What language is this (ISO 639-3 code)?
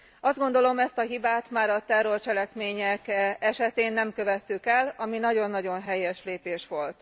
hun